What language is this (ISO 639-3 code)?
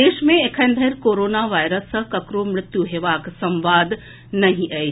mai